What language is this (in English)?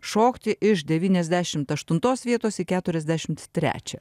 Lithuanian